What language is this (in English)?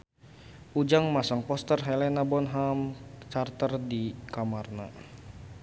Sundanese